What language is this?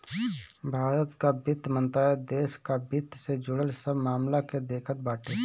Bhojpuri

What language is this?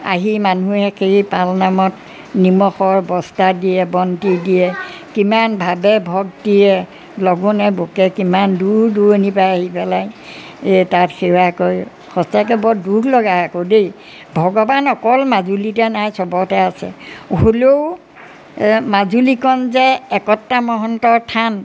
Assamese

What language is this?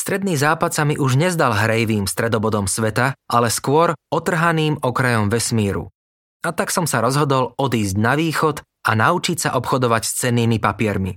Slovak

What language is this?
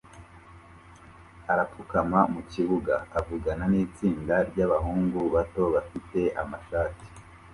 Kinyarwanda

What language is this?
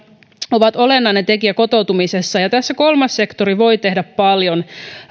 Finnish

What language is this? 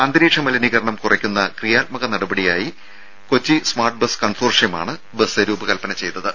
Malayalam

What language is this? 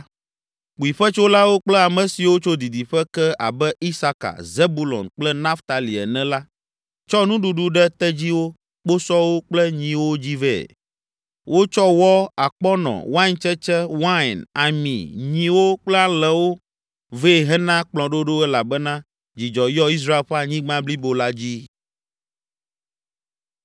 Ewe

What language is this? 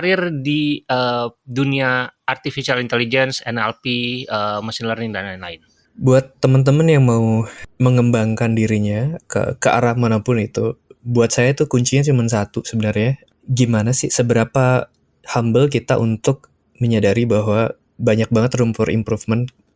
Indonesian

